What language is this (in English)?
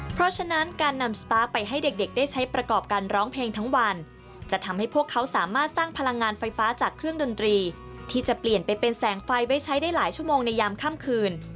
Thai